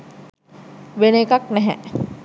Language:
Sinhala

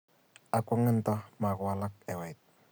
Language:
Kalenjin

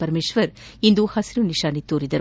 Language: Kannada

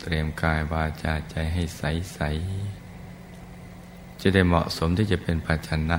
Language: Thai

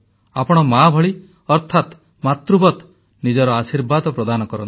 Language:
Odia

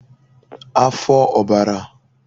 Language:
Igbo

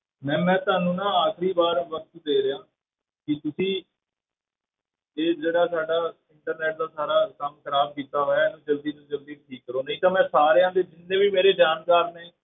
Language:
Punjabi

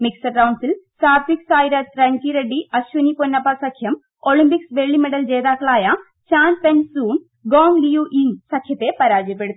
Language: Malayalam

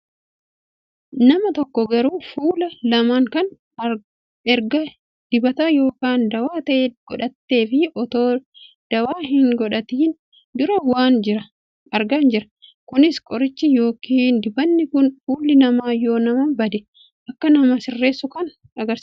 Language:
Oromo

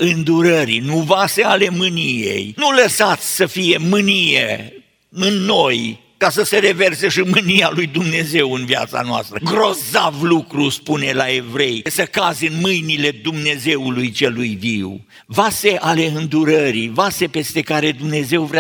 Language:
Romanian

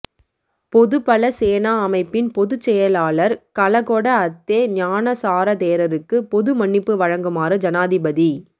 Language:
Tamil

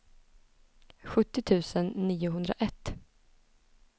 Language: Swedish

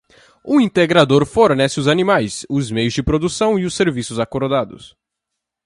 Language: Portuguese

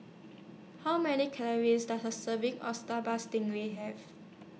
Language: English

